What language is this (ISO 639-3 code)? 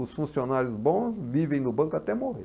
por